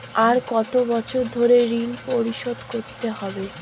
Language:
Bangla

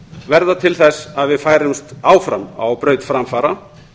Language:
Icelandic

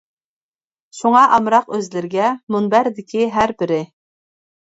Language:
Uyghur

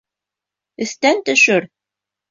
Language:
Bashkir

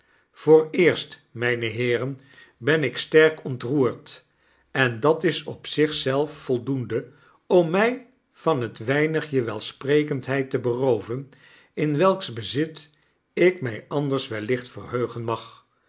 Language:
Dutch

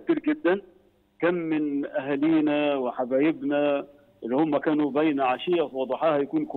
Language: Arabic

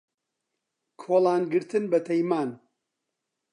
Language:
Central Kurdish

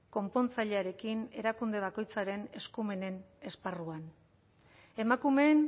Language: Basque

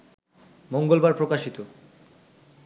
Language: Bangla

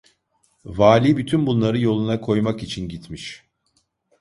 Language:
Turkish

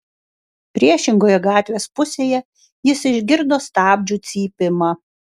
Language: Lithuanian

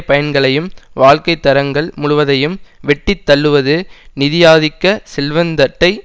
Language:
Tamil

